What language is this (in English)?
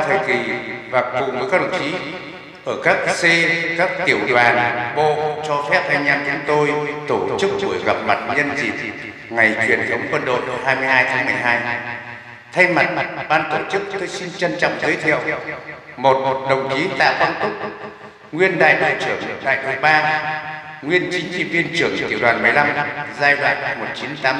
Vietnamese